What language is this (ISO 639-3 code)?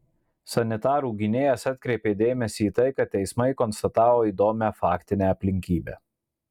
lit